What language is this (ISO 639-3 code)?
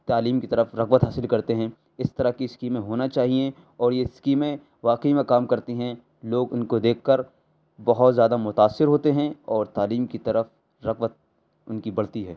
urd